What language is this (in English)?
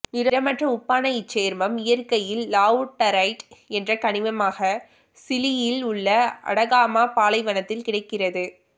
Tamil